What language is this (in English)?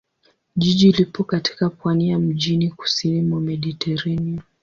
Swahili